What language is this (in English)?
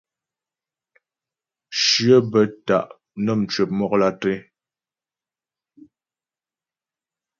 Ghomala